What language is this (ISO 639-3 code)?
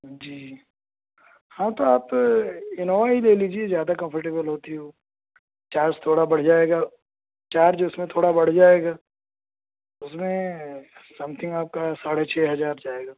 urd